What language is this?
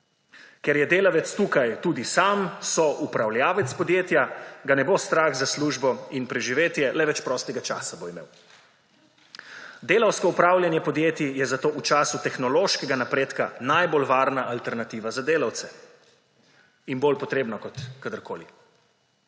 Slovenian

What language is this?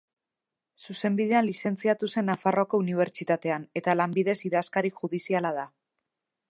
Basque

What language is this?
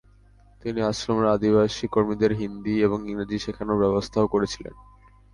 Bangla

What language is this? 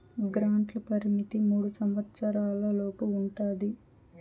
Telugu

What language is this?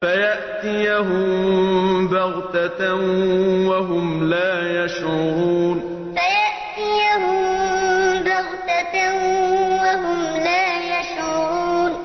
Arabic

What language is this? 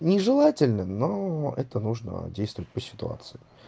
Russian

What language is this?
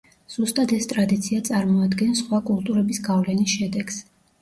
Georgian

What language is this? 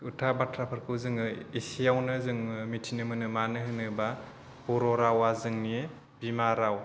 Bodo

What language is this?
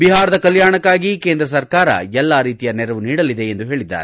Kannada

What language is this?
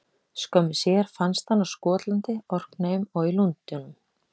Icelandic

